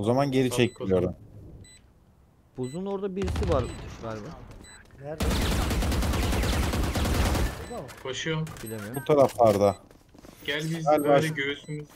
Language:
Turkish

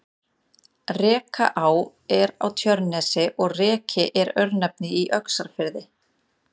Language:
Icelandic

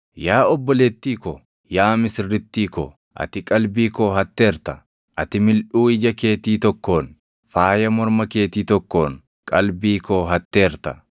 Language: Oromo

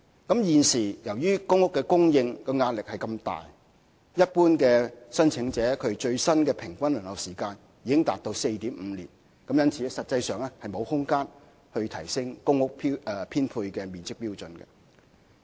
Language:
Cantonese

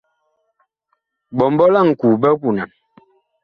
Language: Bakoko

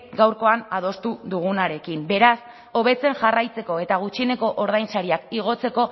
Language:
Basque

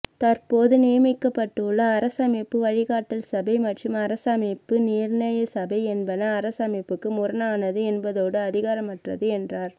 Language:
Tamil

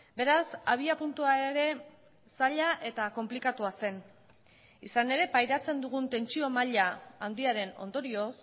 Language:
Basque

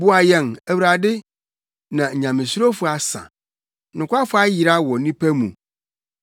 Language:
Akan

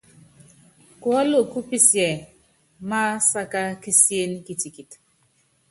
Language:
Yangben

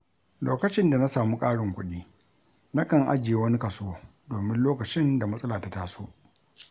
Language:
Hausa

